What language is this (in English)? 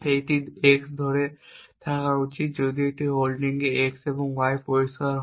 Bangla